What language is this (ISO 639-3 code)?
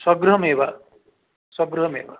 san